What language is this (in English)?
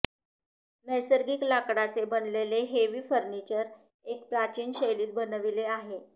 Marathi